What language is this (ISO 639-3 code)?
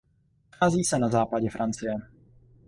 ces